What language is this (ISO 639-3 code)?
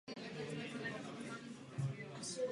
ces